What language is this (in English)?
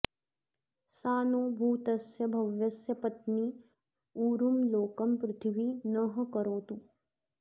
Sanskrit